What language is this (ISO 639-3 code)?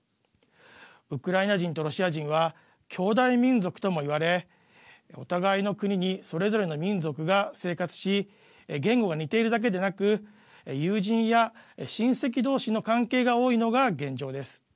jpn